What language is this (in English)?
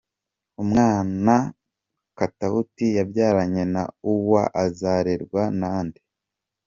Kinyarwanda